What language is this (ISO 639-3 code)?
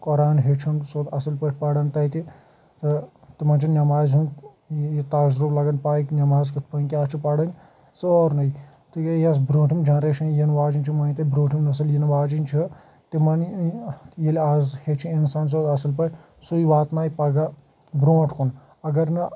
kas